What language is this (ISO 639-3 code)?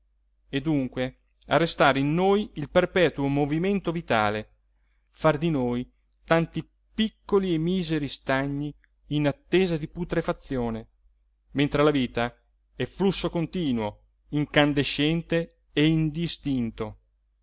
ita